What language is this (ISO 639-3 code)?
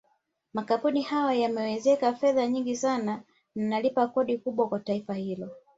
swa